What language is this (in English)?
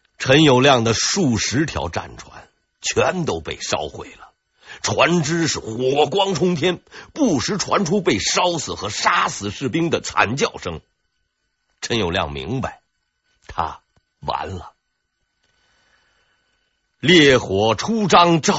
Chinese